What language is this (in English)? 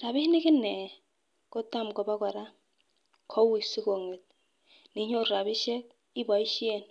Kalenjin